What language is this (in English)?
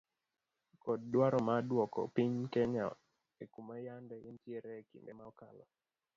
Luo (Kenya and Tanzania)